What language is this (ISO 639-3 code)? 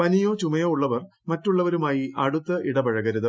mal